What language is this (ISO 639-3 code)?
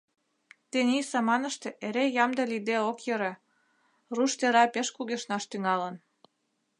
chm